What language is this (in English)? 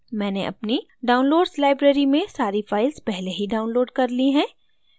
Hindi